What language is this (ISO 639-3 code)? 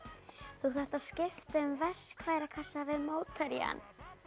isl